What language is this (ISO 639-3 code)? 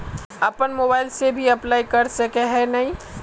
mag